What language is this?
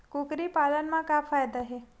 Chhattisgarhi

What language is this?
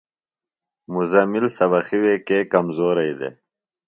Phalura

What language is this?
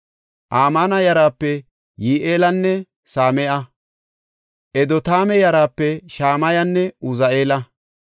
Gofa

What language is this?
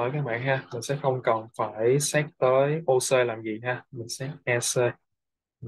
Vietnamese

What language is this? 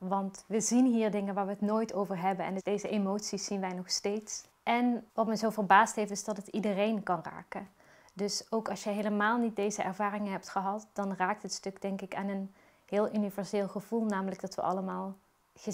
Dutch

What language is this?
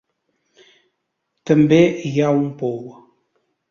Catalan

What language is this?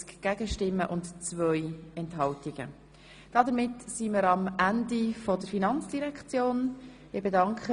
Swiss German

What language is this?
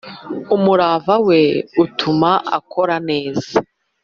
Kinyarwanda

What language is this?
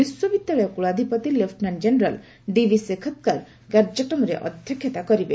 Odia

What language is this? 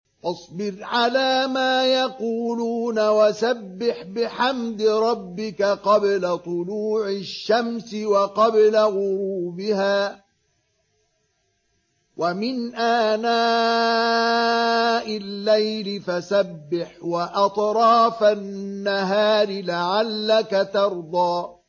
Arabic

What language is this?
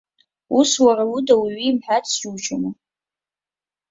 Abkhazian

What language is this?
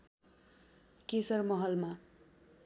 Nepali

